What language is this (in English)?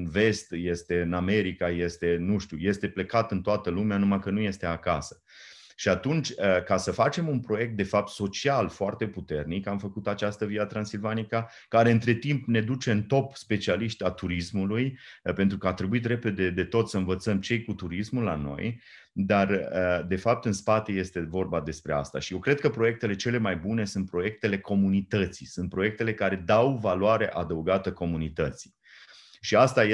Romanian